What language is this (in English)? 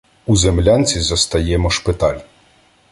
Ukrainian